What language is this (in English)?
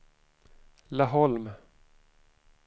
Swedish